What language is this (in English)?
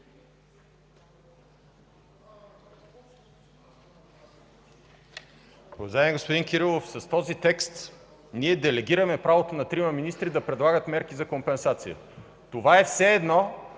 Bulgarian